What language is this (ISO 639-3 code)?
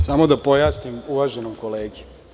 srp